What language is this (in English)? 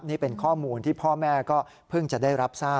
Thai